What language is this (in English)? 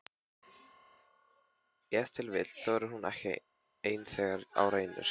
Icelandic